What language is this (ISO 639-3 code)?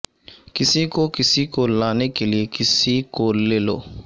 urd